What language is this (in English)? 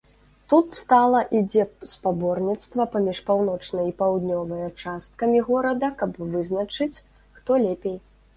Belarusian